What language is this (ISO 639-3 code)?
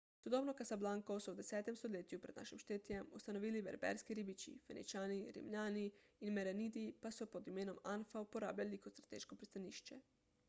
slv